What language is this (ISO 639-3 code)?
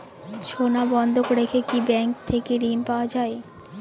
ben